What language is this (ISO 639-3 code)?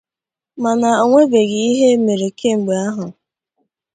ibo